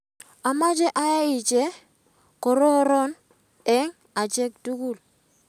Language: Kalenjin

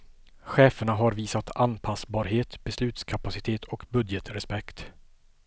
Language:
Swedish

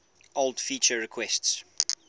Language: English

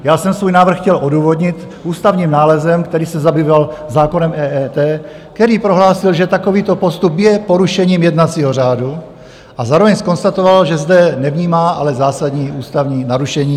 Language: Czech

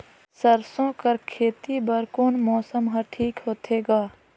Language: Chhattisgarhi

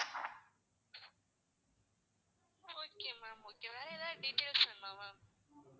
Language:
Tamil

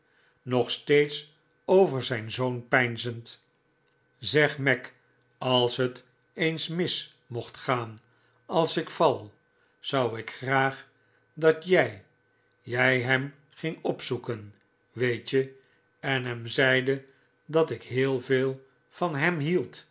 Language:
Dutch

